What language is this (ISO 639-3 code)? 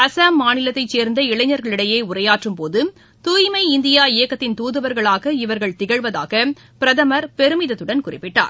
tam